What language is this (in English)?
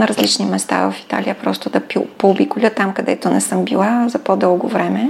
Bulgarian